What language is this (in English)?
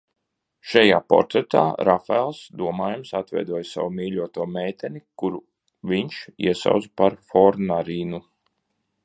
Latvian